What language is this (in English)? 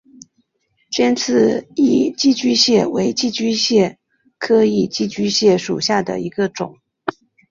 Chinese